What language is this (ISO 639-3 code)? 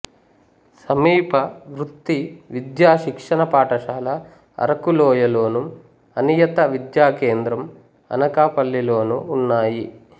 tel